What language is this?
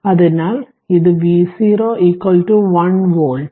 Malayalam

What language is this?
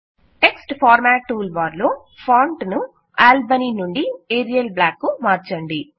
Telugu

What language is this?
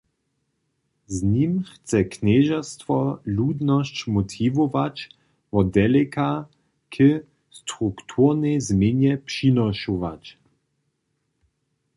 Upper Sorbian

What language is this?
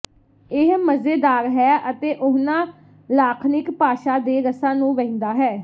Punjabi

